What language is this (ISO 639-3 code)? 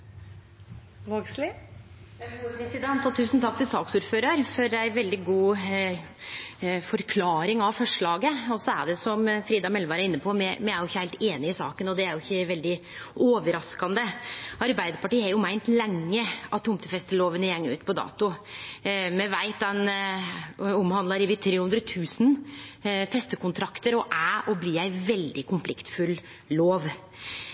nno